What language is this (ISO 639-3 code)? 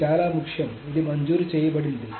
tel